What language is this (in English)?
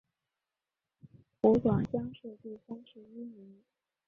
Chinese